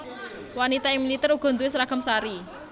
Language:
Javanese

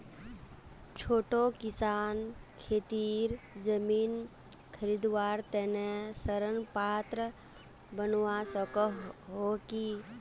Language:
Magahi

